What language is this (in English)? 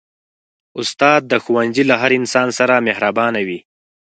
Pashto